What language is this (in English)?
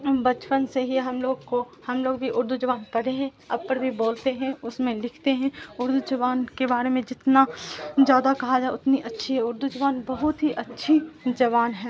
Urdu